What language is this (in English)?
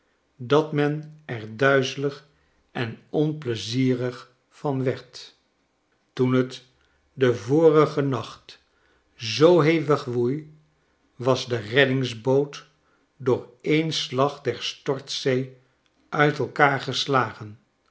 Dutch